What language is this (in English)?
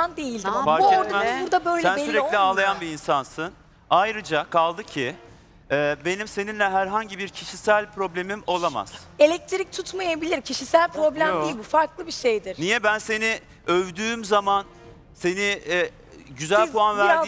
Turkish